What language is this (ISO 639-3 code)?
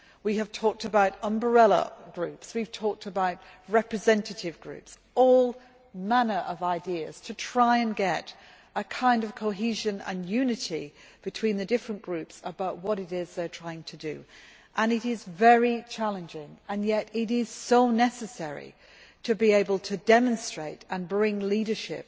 eng